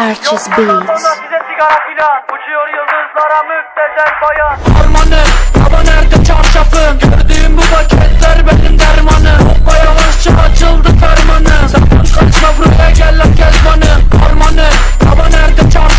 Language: Turkish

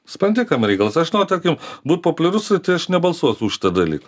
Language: Lithuanian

